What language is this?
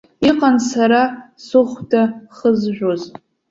Abkhazian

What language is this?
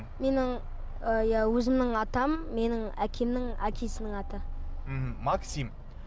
Kazakh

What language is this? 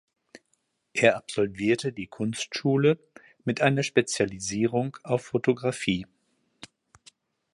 German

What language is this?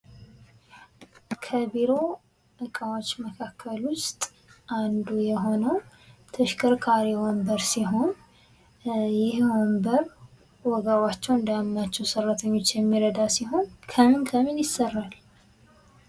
Amharic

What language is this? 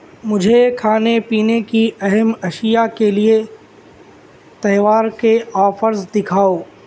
Urdu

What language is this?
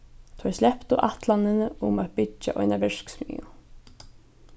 Faroese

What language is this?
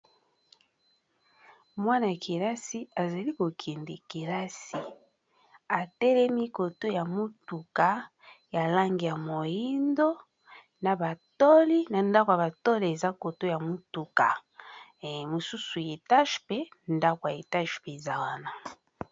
Lingala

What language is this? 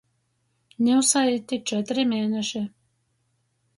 Latgalian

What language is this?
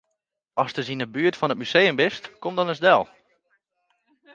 Western Frisian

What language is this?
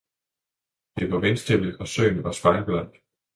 Danish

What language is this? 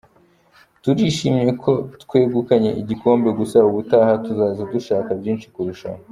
Kinyarwanda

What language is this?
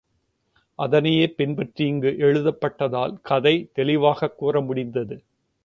Tamil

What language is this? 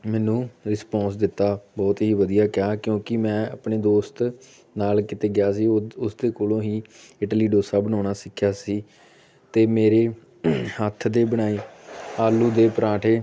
Punjabi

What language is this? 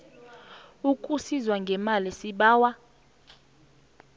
South Ndebele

